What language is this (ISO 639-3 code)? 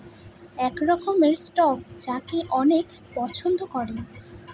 ben